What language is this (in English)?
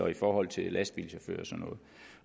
Danish